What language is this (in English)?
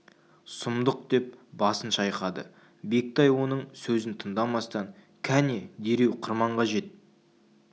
Kazakh